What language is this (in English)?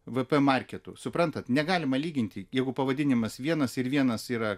Lithuanian